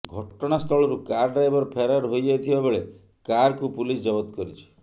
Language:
Odia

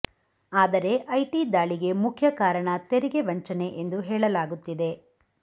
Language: Kannada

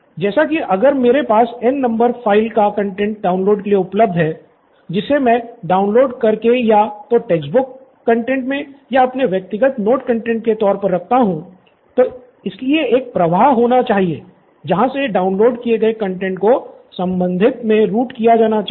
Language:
Hindi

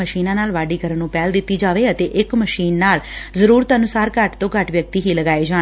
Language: Punjabi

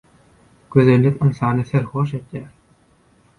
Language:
Turkmen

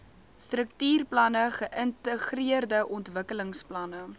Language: Afrikaans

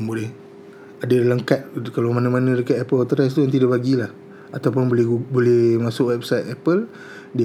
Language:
Malay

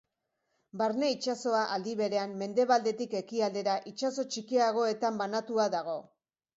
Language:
Basque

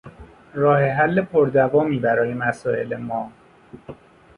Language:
Persian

